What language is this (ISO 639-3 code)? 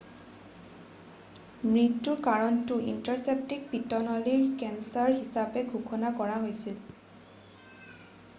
asm